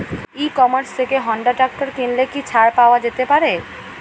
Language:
Bangla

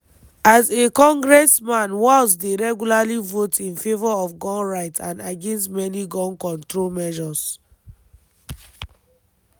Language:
Nigerian Pidgin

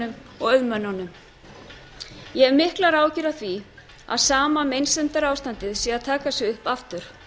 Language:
Icelandic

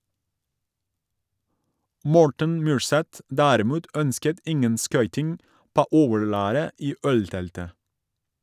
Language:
Norwegian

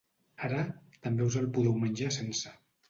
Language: Catalan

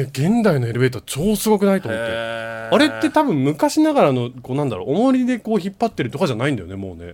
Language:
Japanese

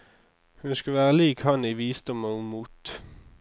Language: Norwegian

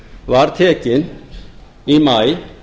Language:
Icelandic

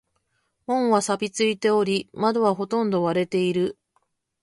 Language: Japanese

